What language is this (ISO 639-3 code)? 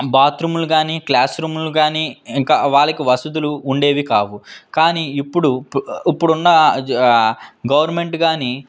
tel